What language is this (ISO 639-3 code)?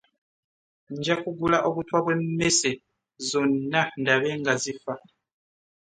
lug